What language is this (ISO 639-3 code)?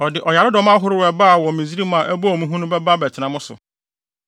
aka